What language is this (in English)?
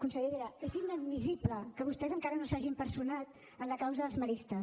Catalan